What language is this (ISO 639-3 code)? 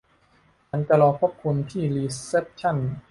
tha